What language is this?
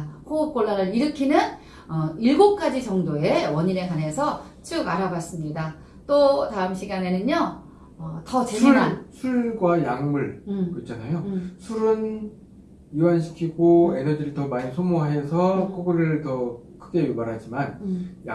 Korean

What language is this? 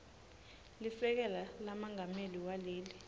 Swati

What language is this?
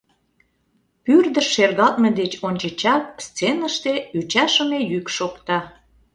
Mari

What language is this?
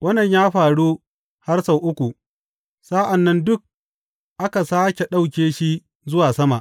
Hausa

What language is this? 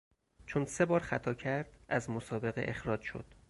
Persian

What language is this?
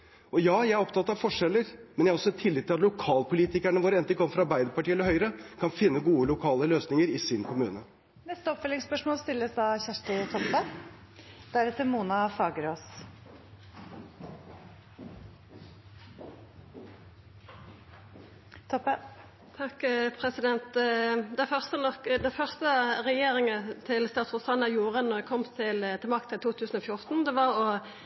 Norwegian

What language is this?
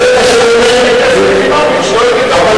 Hebrew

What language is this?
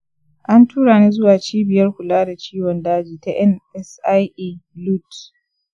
Hausa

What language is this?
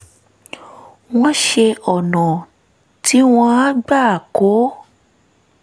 Yoruba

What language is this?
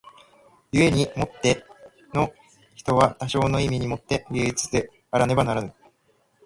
Japanese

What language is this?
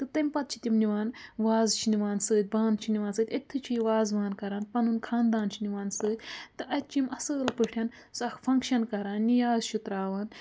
Kashmiri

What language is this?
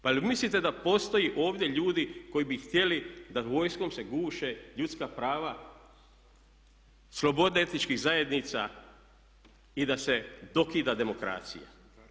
Croatian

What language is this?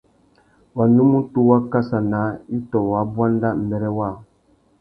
Tuki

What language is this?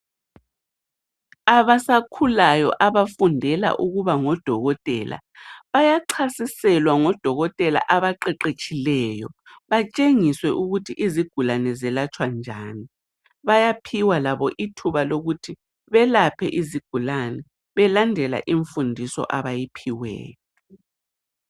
North Ndebele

